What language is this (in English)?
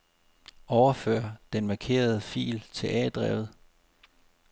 Danish